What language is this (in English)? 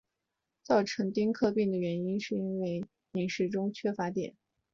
Chinese